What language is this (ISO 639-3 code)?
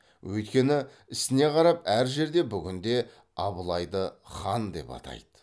kaz